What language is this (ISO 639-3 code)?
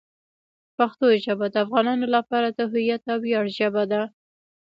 pus